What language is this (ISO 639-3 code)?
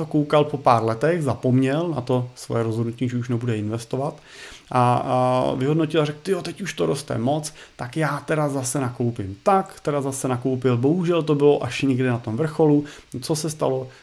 ces